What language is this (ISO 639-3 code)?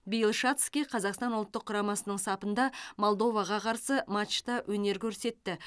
kaz